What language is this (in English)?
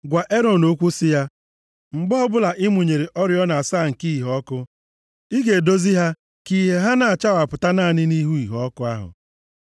Igbo